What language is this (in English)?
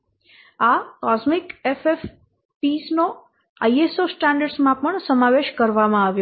Gujarati